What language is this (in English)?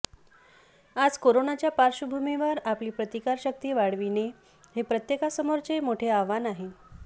Marathi